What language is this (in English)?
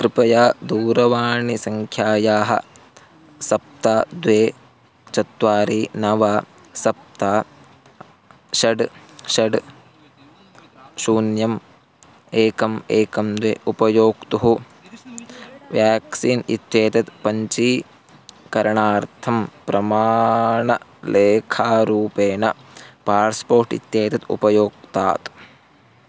Sanskrit